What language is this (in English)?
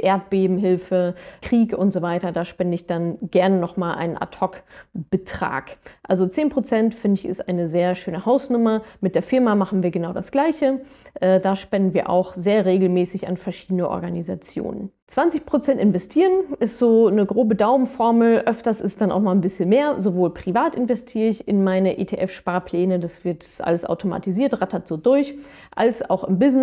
German